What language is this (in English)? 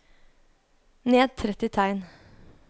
Norwegian